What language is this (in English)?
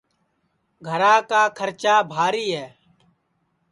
Sansi